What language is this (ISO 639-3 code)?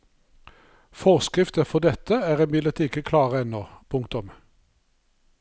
nor